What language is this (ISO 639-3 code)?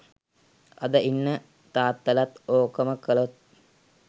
sin